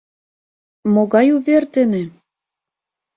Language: Mari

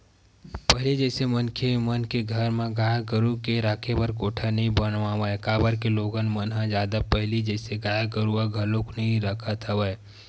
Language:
Chhattisgarhi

